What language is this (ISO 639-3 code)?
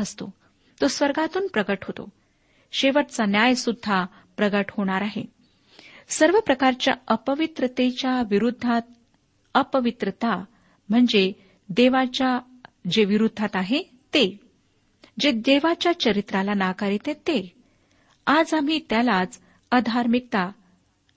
mar